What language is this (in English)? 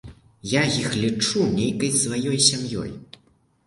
Belarusian